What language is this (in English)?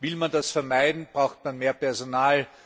German